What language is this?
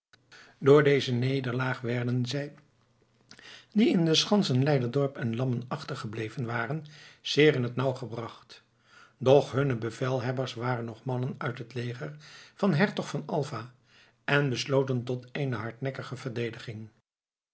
Dutch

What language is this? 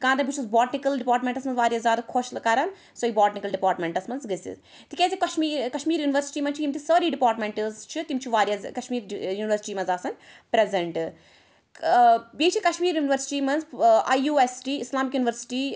Kashmiri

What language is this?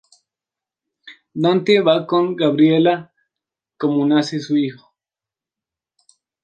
Spanish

